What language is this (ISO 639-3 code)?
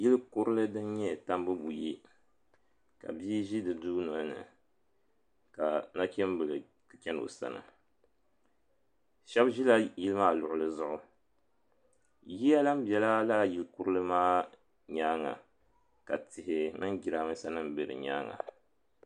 dag